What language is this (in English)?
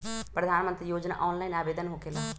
Magahi